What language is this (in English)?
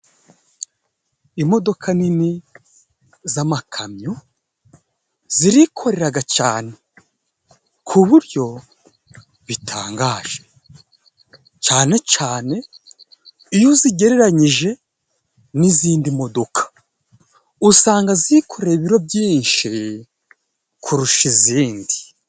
Kinyarwanda